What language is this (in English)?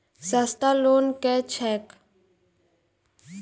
Maithili